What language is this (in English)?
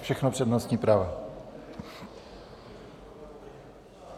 Czech